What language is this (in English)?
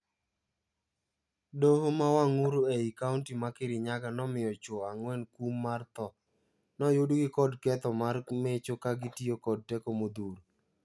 Luo (Kenya and Tanzania)